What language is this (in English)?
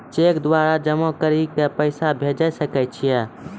Maithili